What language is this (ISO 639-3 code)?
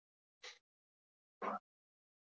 isl